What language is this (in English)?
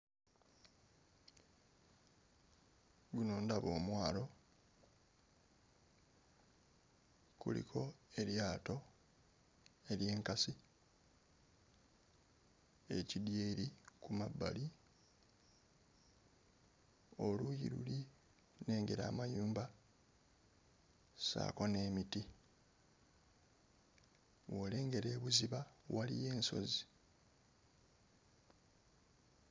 Ganda